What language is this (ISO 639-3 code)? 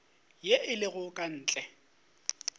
nso